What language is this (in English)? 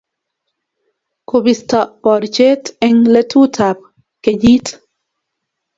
Kalenjin